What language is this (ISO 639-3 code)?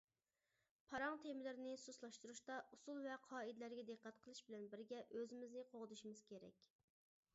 uig